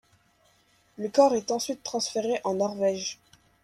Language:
French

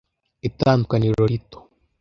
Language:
Kinyarwanda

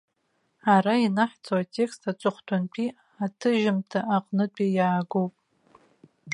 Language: Abkhazian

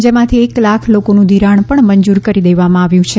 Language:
Gujarati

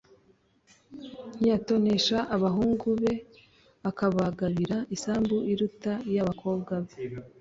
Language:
Kinyarwanda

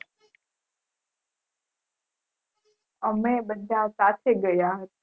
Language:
Gujarati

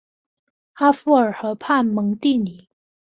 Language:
Chinese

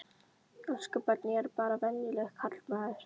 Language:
Icelandic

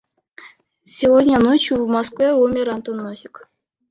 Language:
Kyrgyz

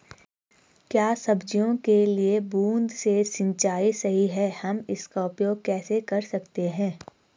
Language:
Hindi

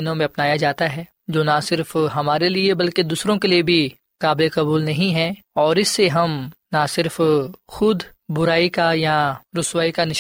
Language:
Urdu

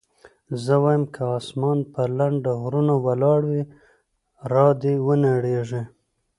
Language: Pashto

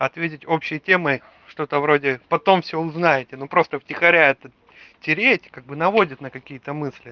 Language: Russian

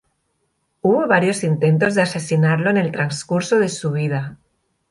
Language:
Spanish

